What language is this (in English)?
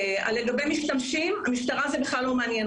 Hebrew